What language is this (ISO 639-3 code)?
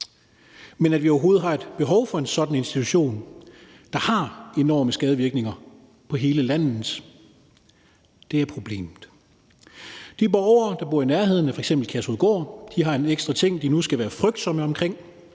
dan